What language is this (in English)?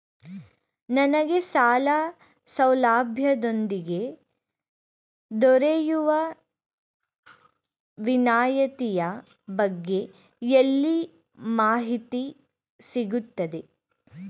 Kannada